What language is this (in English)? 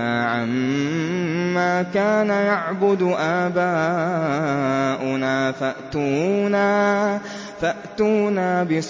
Arabic